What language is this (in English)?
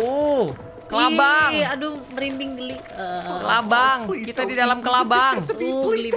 Indonesian